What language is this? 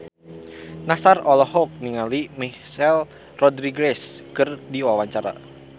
Sundanese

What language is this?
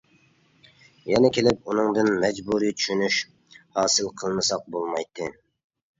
Uyghur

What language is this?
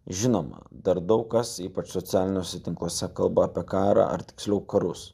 Lithuanian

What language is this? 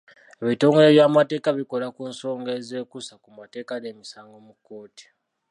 Ganda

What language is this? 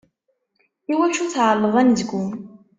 Kabyle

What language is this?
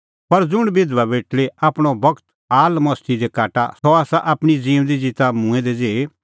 Kullu Pahari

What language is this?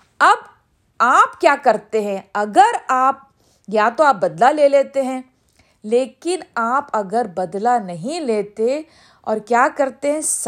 Urdu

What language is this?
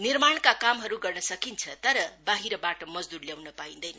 Nepali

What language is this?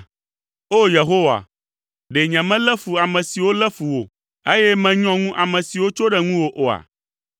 Ewe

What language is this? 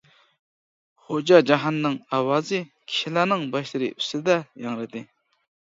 Uyghur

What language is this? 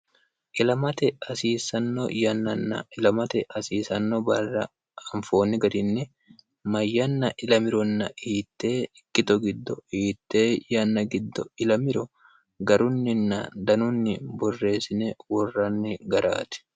Sidamo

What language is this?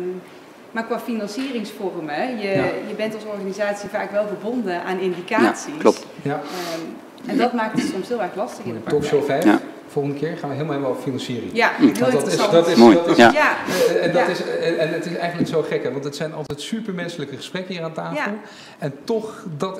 Dutch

